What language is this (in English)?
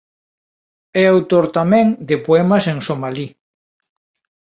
Galician